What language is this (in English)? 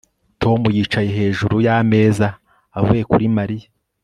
Kinyarwanda